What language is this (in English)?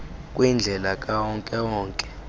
Xhosa